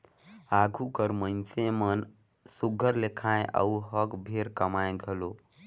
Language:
Chhattisgarhi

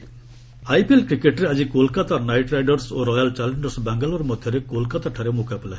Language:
Odia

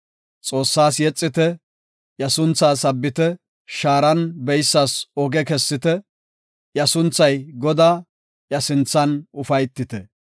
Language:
Gofa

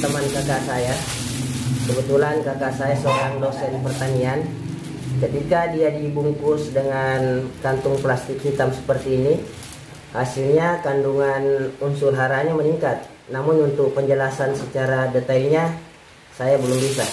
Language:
Indonesian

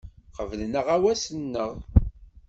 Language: Kabyle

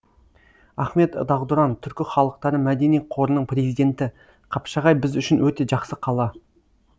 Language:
Kazakh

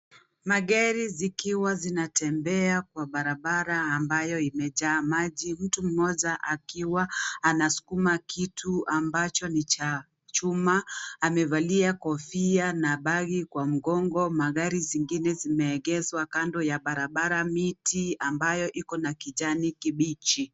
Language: Swahili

